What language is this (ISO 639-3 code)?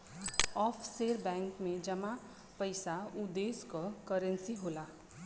bho